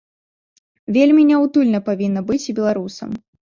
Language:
Belarusian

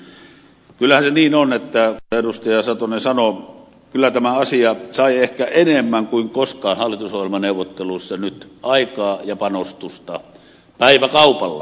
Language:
Finnish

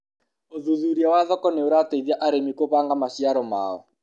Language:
Kikuyu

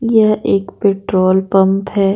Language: Hindi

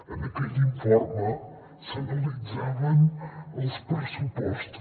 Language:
Catalan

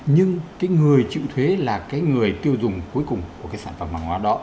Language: Vietnamese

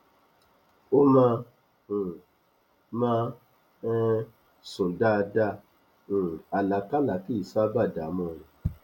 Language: Yoruba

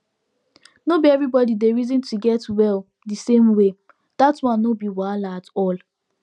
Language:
Nigerian Pidgin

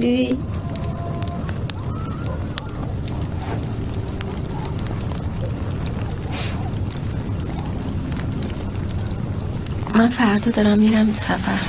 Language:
Persian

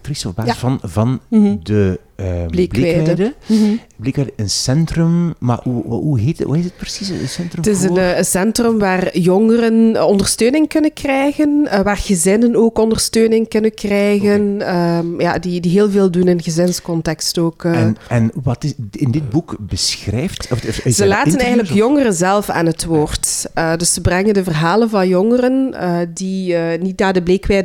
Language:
Dutch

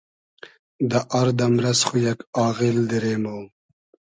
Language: Hazaragi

